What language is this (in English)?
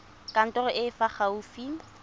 Tswana